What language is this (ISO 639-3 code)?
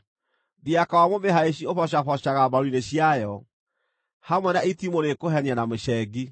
kik